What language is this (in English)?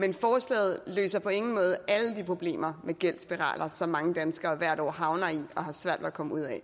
Danish